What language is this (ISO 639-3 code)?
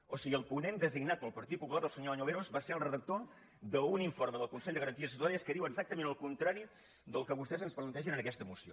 cat